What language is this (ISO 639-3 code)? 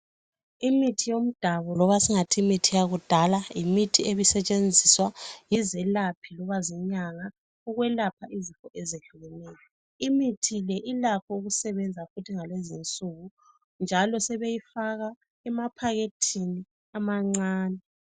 nde